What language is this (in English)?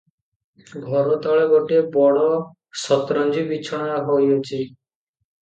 Odia